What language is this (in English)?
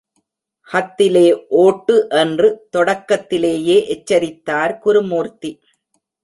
Tamil